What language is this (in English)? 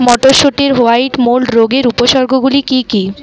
Bangla